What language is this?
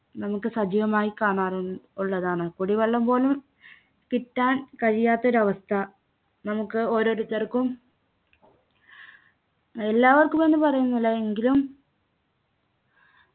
Malayalam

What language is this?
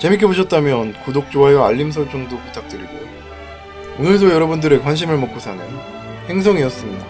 Korean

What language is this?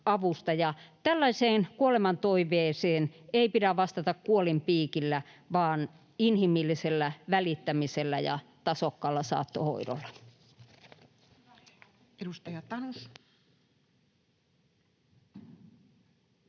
Finnish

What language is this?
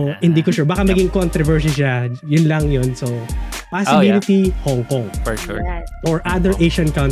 Filipino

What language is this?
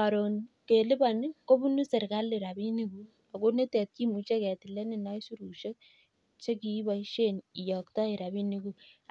Kalenjin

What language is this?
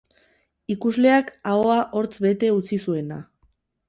Basque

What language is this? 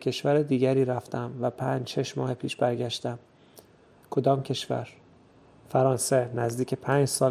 Persian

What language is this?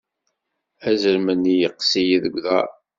Kabyle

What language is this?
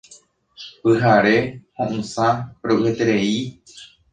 Guarani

